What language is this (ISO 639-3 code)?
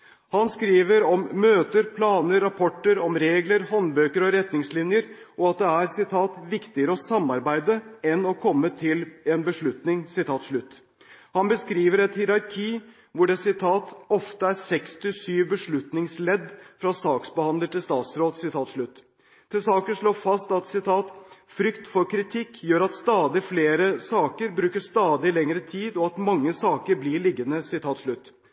nob